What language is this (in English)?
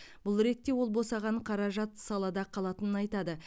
Kazakh